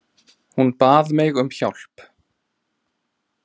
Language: Icelandic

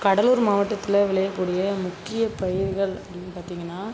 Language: Tamil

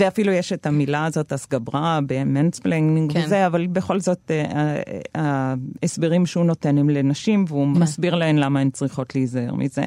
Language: Hebrew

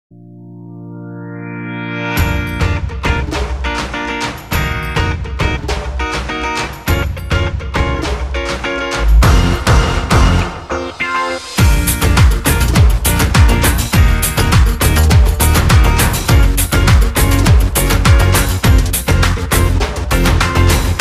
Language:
Arabic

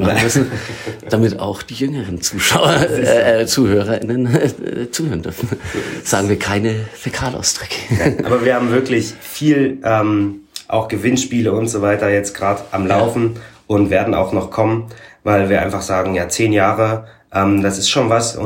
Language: German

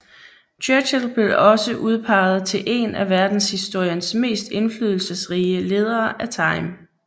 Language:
Danish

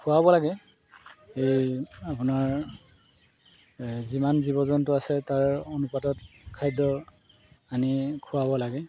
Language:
Assamese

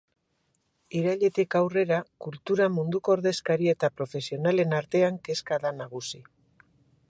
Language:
Basque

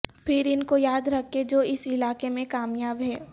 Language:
Urdu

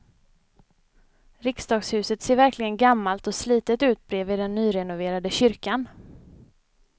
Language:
Swedish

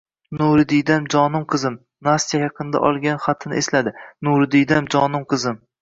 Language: Uzbek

